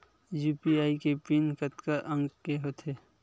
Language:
Chhattisgarhi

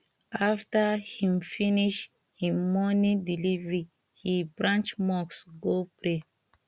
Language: Nigerian Pidgin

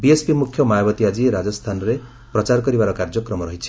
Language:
Odia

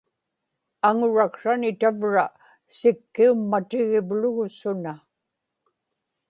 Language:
Inupiaq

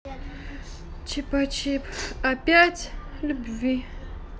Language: Russian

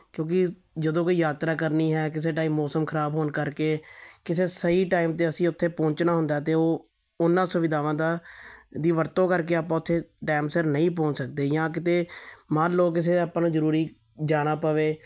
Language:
Punjabi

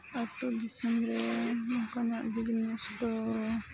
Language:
Santali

